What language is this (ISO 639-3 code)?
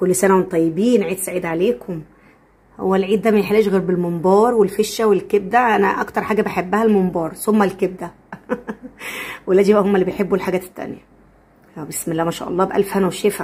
ara